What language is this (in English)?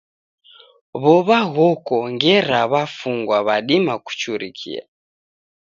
Taita